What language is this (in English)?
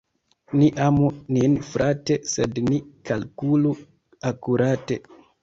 Esperanto